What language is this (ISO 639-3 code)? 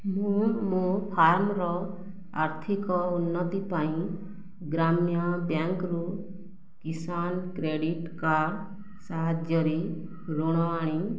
ori